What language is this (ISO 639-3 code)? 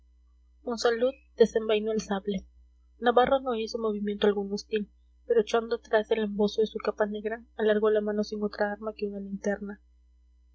spa